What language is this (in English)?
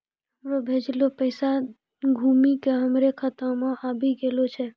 Maithili